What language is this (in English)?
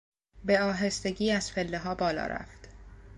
Persian